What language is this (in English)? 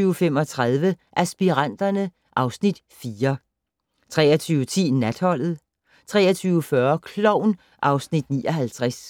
Danish